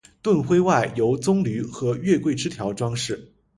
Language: Chinese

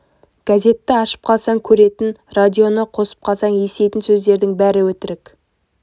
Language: Kazakh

